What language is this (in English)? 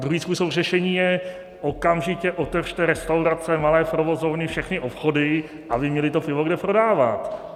Czech